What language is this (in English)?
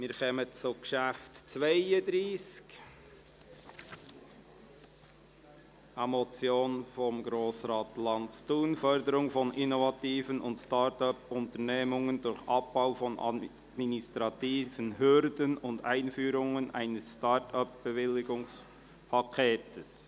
Swiss German